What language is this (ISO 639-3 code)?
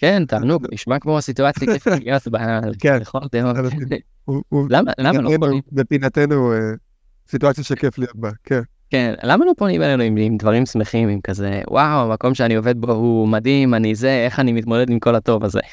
heb